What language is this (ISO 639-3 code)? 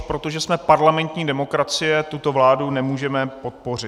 ces